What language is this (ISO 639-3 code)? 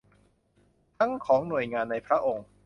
tha